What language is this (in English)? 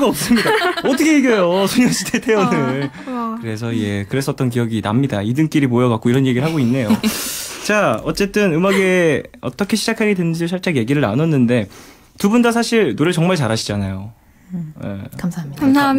Korean